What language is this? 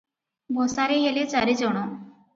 Odia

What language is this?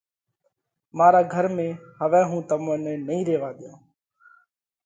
Parkari Koli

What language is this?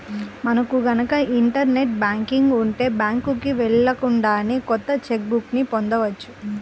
Telugu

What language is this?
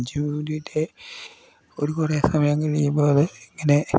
Malayalam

